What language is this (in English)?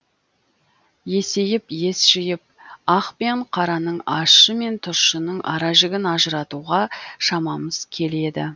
Kazakh